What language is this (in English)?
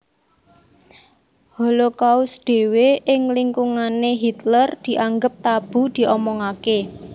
Javanese